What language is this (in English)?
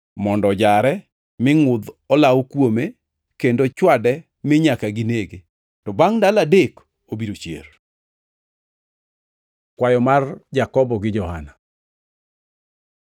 Luo (Kenya and Tanzania)